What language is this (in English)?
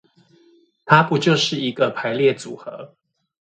Chinese